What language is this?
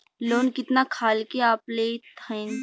Bhojpuri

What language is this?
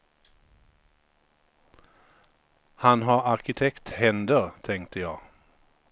Swedish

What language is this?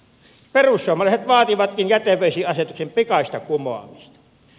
Finnish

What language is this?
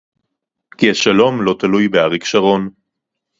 Hebrew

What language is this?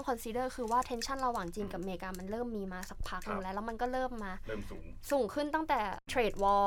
Thai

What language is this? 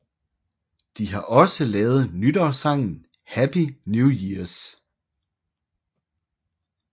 Danish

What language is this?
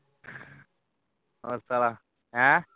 Punjabi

